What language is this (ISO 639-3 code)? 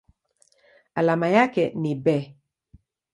swa